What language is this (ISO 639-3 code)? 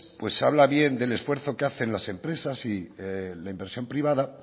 spa